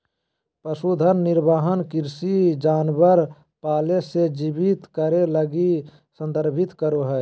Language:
Magahi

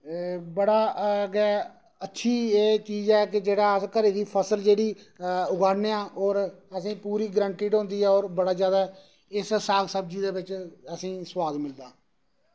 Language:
Dogri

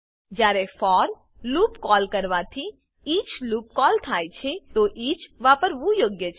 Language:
Gujarati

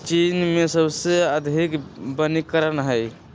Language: Magahi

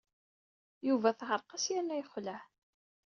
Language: Kabyle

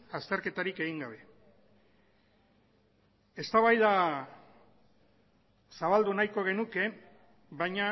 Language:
Basque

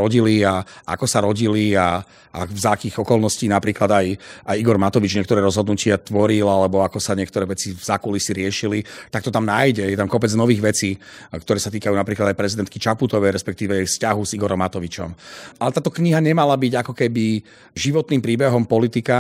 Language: Slovak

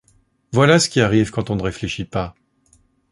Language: French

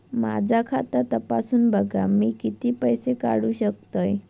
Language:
Marathi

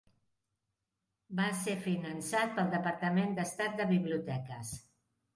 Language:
Catalan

